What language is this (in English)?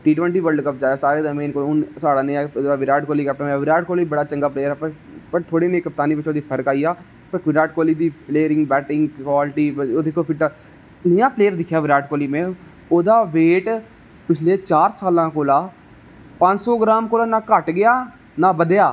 Dogri